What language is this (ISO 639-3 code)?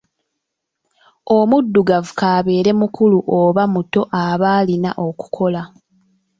lug